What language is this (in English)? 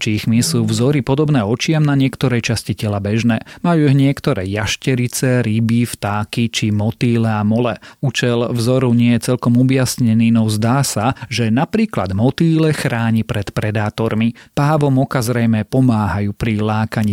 Slovak